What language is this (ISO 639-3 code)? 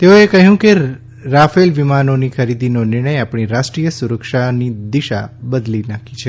guj